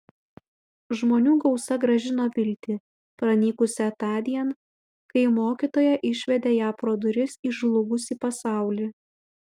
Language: Lithuanian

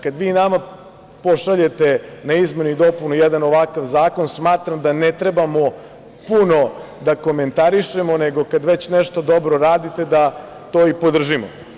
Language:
Serbian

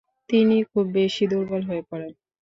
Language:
Bangla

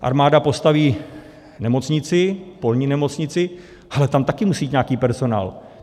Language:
Czech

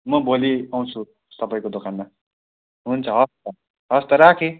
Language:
Nepali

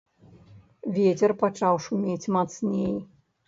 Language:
Belarusian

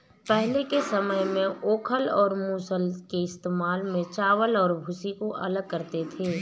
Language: Hindi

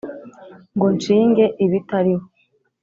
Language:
Kinyarwanda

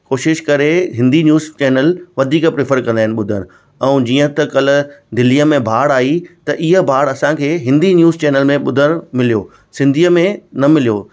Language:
Sindhi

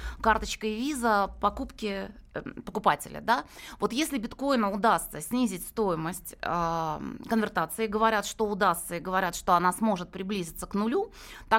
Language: Russian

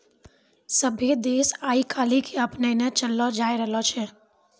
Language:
Maithili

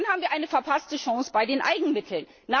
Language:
German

